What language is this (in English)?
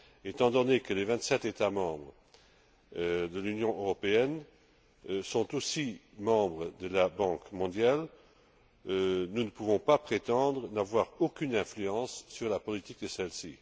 French